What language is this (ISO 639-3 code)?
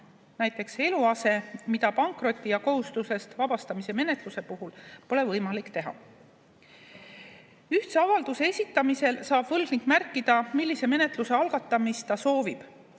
est